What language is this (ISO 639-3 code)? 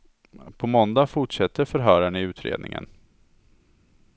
swe